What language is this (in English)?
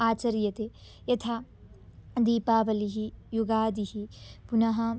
Sanskrit